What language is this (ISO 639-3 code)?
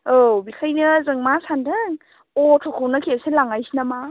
brx